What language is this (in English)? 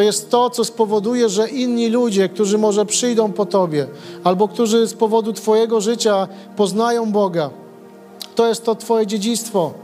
Polish